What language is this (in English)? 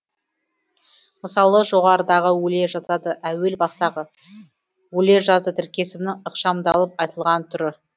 Kazakh